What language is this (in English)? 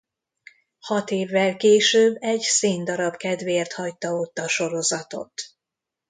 Hungarian